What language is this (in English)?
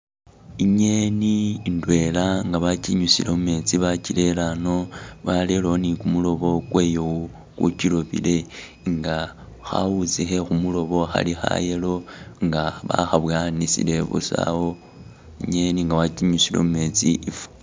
Masaaba